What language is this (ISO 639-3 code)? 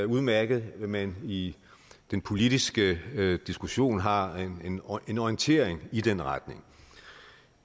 dan